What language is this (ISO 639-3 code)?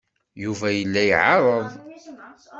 kab